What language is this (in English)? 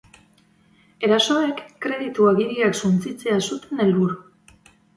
Basque